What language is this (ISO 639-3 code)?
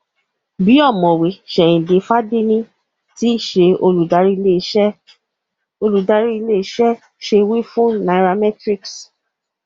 yor